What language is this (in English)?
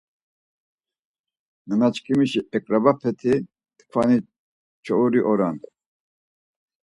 Laz